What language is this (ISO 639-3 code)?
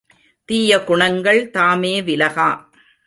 tam